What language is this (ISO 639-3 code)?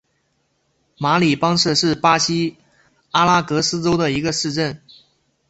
zho